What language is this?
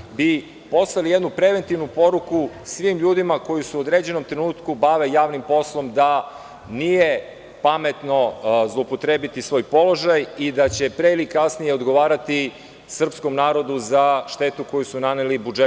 Serbian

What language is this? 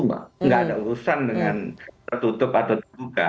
Indonesian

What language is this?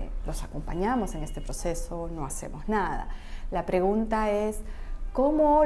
Spanish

